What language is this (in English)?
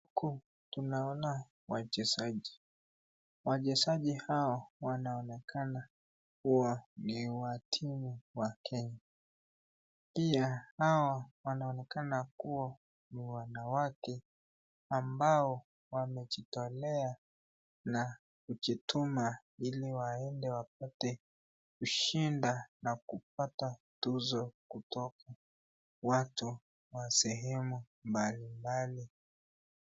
Swahili